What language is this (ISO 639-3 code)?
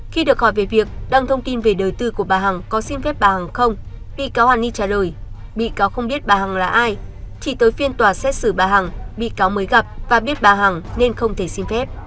vie